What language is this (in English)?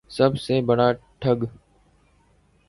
Urdu